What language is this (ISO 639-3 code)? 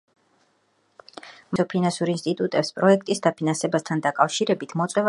kat